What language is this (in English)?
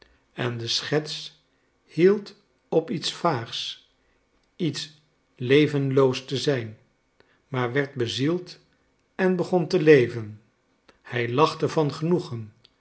Dutch